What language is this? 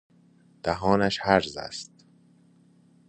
Persian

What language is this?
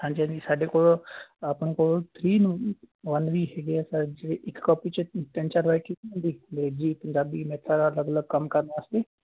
Punjabi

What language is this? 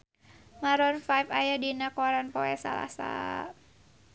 Sundanese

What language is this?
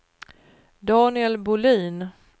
Swedish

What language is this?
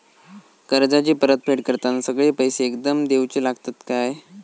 Marathi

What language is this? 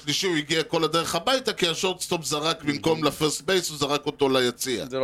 Hebrew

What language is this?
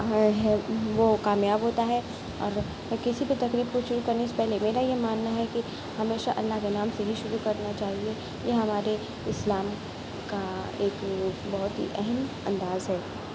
Urdu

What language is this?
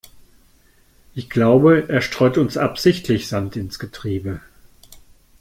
German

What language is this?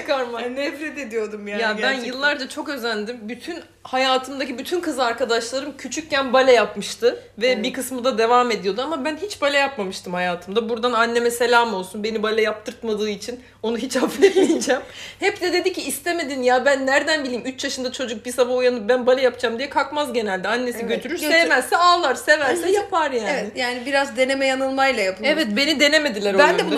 Turkish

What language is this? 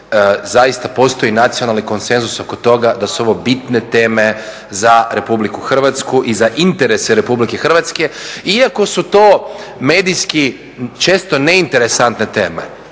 Croatian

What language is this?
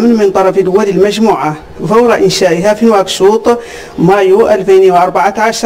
Arabic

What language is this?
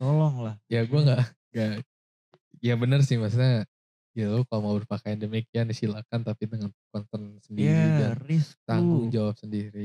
Indonesian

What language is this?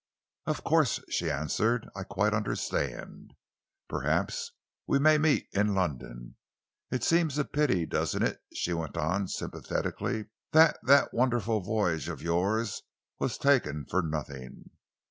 English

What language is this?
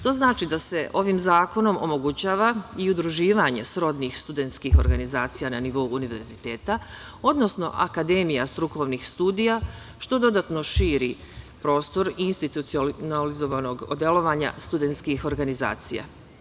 Serbian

